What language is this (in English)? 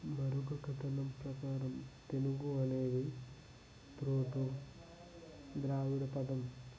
Telugu